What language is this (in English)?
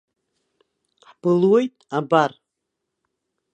Abkhazian